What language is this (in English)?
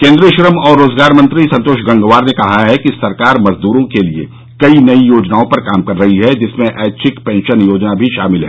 Hindi